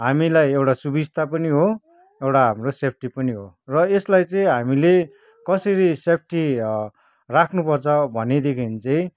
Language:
Nepali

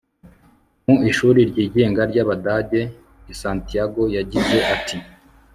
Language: Kinyarwanda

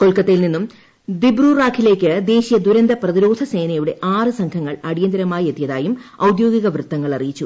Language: Malayalam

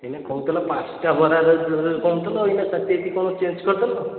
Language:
Odia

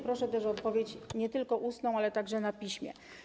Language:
Polish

